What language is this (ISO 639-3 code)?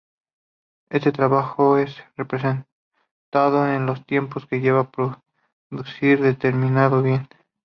spa